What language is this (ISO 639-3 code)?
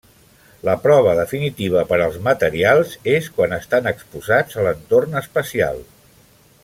cat